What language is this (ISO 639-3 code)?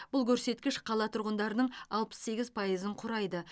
kaz